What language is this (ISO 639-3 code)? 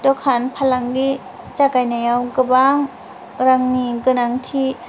brx